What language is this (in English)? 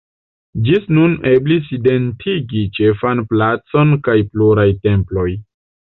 Esperanto